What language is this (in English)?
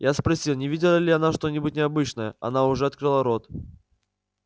Russian